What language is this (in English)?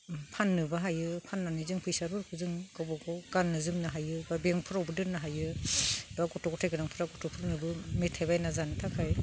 Bodo